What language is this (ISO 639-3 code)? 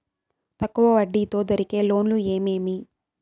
tel